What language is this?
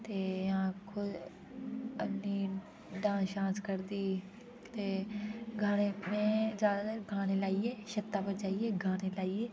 Dogri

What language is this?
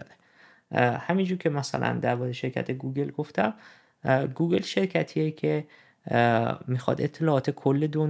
Persian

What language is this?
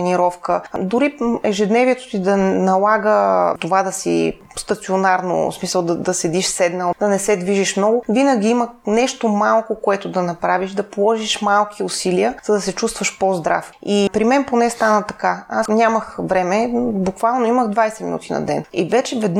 Bulgarian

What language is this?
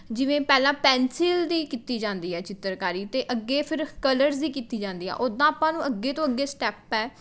Punjabi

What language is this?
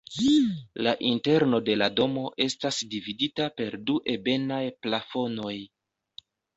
Esperanto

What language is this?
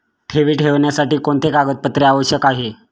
Marathi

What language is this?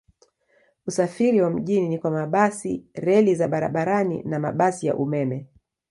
Swahili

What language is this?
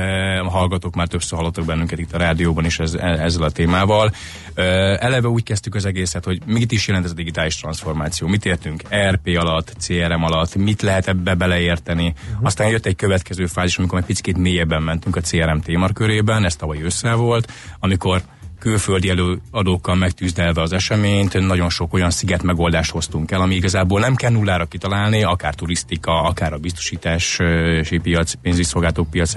Hungarian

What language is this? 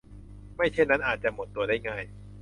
Thai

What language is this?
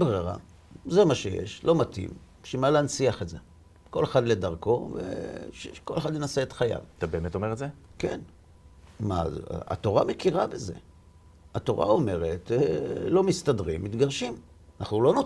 Hebrew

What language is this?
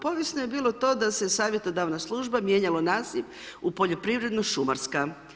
Croatian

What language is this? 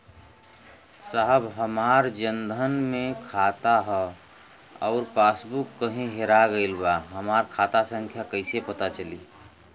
Bhojpuri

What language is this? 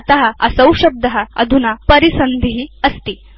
Sanskrit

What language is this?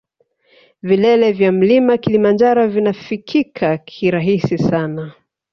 Swahili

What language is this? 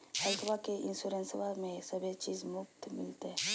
Magahi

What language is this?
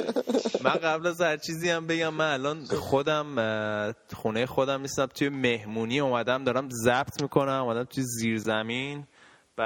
Persian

